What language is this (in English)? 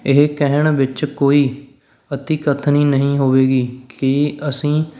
Punjabi